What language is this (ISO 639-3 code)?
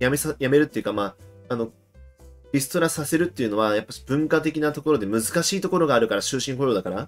jpn